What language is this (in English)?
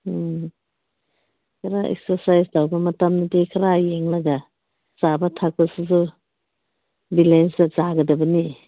Manipuri